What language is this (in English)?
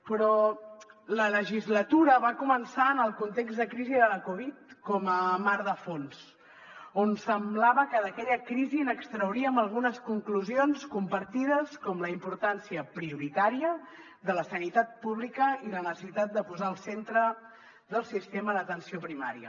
Catalan